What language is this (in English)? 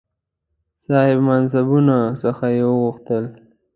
Pashto